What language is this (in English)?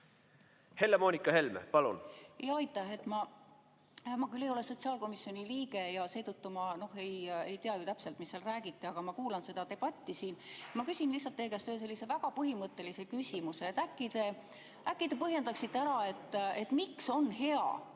Estonian